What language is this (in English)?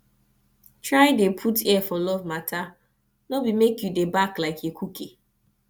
Nigerian Pidgin